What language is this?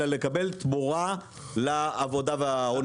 Hebrew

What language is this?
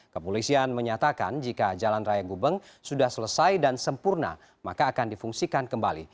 Indonesian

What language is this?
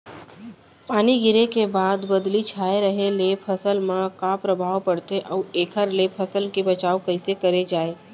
Chhattisgarhi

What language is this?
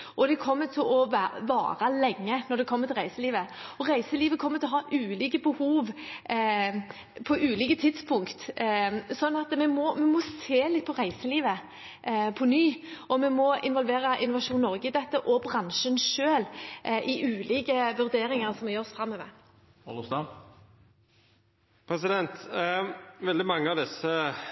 Norwegian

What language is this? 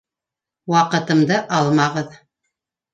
Bashkir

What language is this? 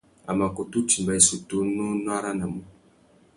Tuki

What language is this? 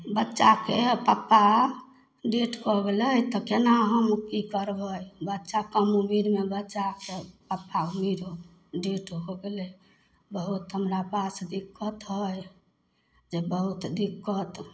Maithili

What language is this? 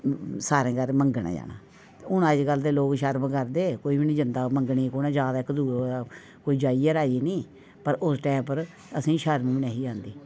Dogri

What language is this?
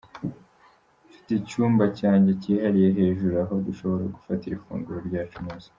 Kinyarwanda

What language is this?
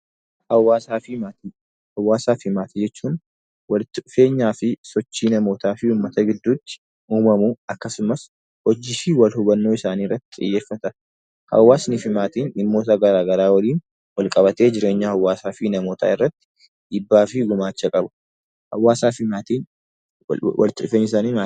Oromo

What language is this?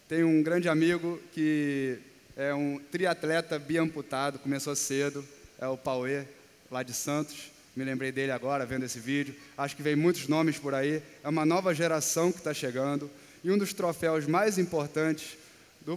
Portuguese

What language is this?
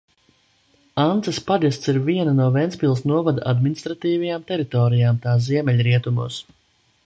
Latvian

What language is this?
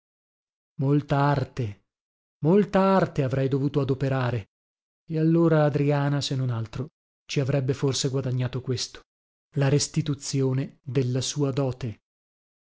Italian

